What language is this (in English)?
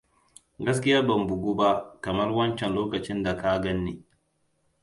Hausa